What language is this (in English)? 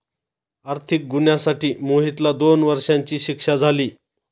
Marathi